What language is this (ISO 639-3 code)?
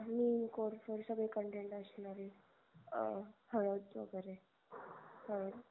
mar